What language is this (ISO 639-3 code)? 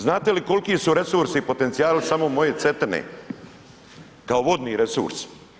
hrv